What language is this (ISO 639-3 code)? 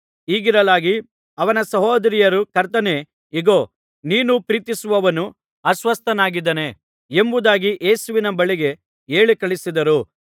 kan